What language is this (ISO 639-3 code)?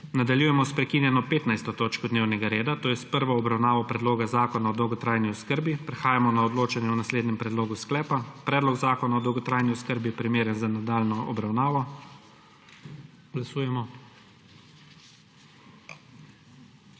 slv